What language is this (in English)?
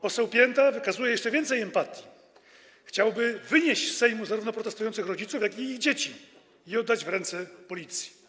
Polish